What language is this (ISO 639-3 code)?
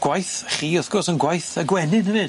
cym